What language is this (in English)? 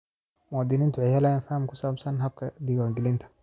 Somali